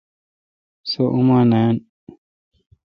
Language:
Kalkoti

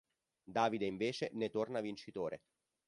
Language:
Italian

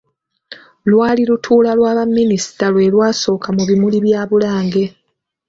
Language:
Ganda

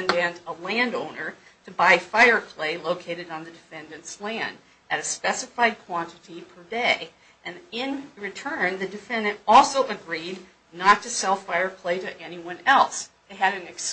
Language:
English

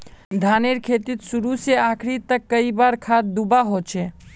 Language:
Magahi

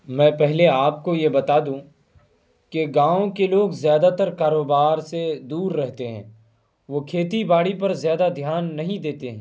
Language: Urdu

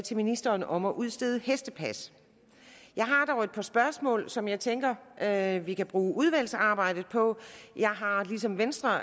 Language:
Danish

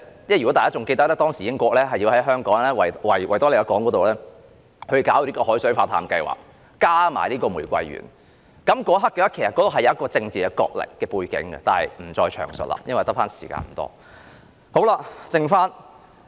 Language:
Cantonese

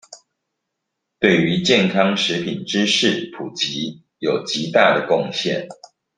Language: Chinese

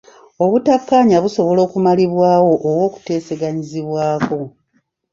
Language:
Ganda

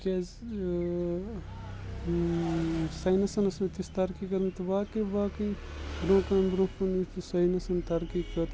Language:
Kashmiri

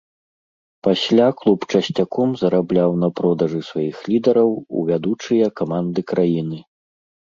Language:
Belarusian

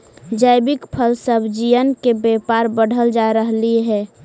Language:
Magahi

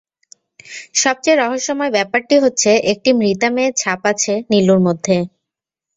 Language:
Bangla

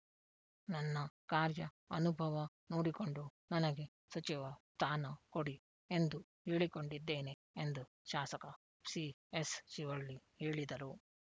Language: Kannada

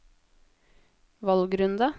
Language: Norwegian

